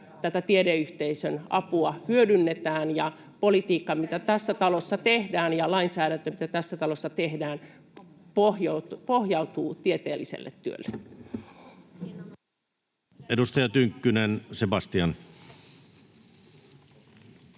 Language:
Finnish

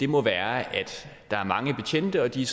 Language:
Danish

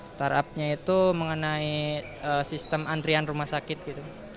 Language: Indonesian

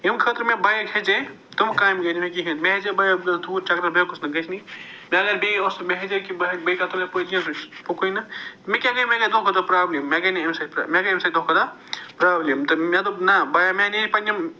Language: Kashmiri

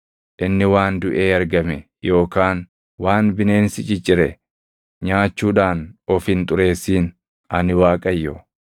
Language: Oromo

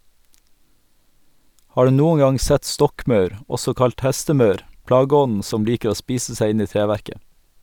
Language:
Norwegian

